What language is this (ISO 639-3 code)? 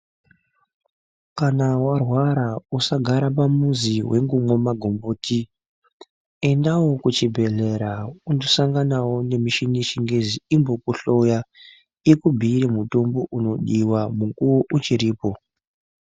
ndc